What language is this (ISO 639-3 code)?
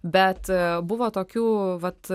lit